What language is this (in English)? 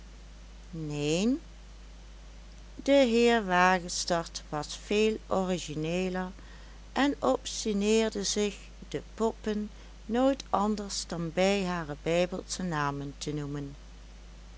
Dutch